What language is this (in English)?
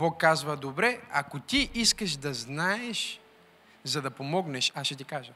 Bulgarian